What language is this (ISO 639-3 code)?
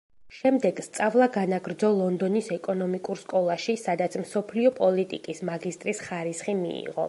kat